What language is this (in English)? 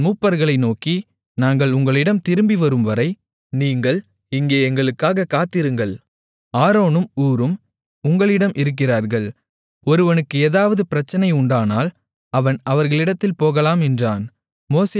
Tamil